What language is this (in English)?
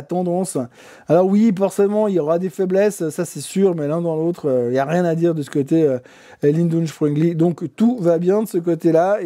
French